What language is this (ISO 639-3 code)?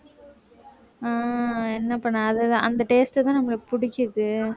tam